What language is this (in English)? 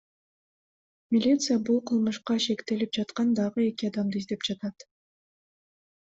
Kyrgyz